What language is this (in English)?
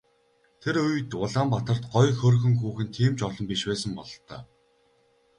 Mongolian